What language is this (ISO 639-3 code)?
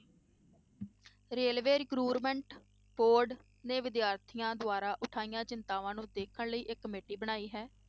pan